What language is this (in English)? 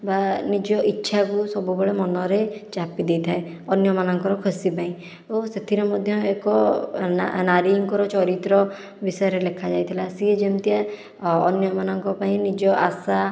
Odia